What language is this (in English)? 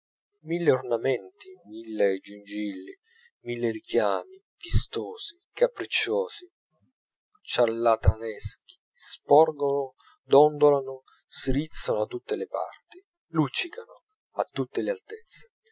Italian